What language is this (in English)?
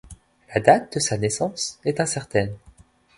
French